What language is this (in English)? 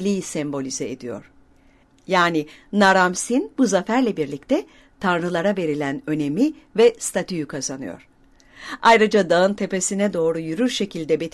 Turkish